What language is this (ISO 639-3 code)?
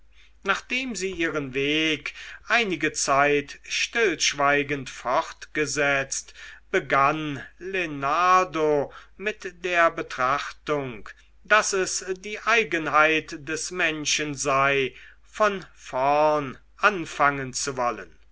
deu